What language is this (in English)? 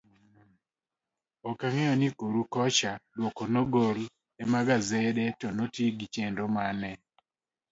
Luo (Kenya and Tanzania)